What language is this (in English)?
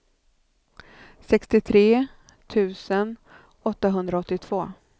Swedish